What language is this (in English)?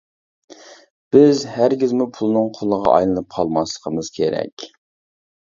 Uyghur